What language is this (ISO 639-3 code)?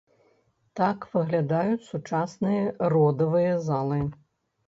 bel